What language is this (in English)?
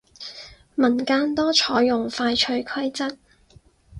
Cantonese